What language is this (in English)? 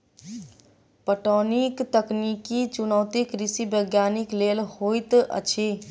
Maithili